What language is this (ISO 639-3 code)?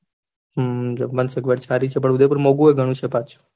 guj